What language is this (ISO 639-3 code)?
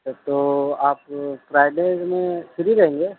urd